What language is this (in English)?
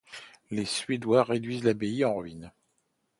French